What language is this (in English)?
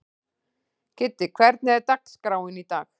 Icelandic